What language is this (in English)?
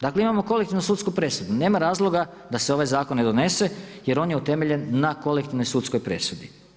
Croatian